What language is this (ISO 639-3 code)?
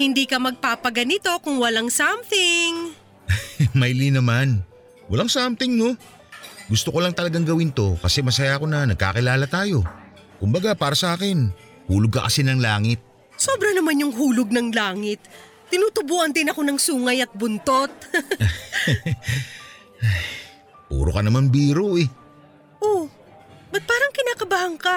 fil